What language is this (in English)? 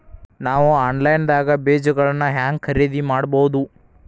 Kannada